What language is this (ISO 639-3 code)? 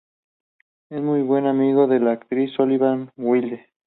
spa